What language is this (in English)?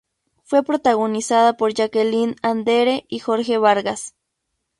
Spanish